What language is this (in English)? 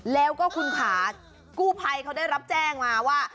Thai